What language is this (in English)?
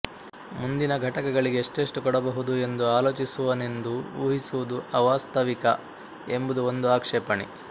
Kannada